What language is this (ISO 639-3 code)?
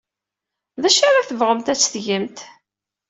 kab